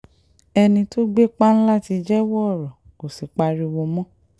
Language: Yoruba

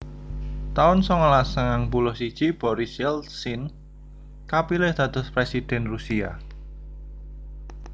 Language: Javanese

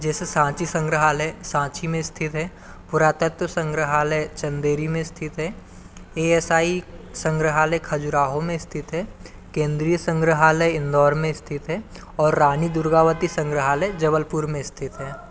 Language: Hindi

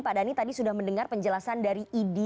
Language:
Indonesian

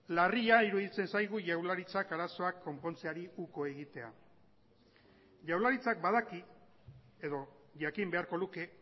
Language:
Basque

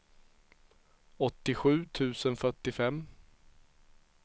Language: Swedish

